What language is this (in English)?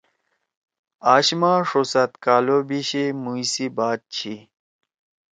Torwali